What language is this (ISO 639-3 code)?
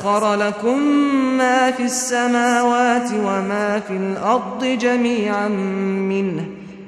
fas